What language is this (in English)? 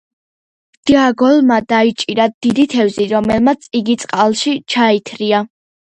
Georgian